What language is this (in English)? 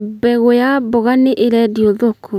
Kikuyu